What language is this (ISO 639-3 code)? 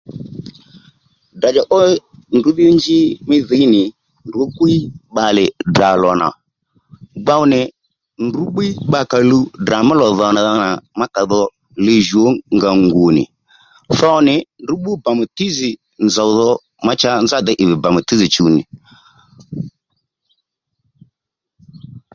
led